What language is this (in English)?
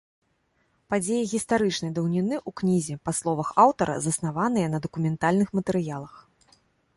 Belarusian